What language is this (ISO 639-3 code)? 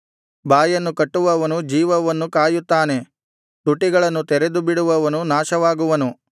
kan